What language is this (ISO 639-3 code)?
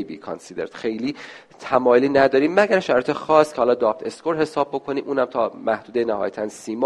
fas